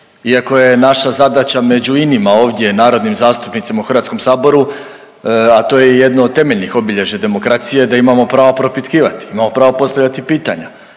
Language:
Croatian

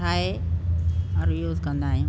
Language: Sindhi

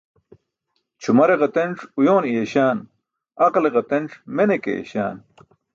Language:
Burushaski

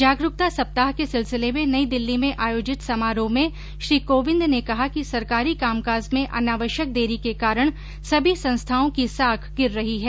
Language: Hindi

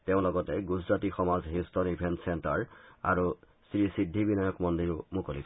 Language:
Assamese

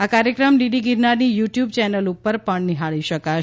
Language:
Gujarati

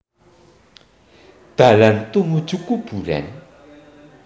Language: Javanese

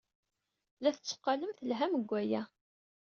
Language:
Kabyle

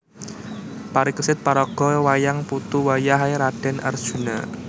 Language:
Javanese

